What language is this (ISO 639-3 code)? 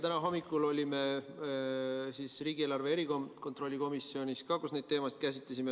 est